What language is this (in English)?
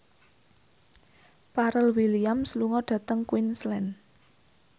Javanese